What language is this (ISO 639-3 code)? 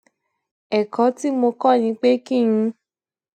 yor